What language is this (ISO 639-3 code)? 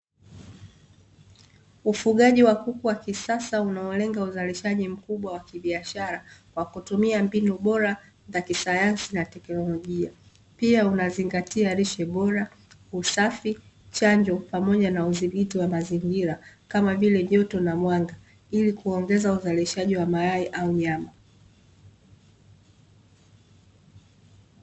swa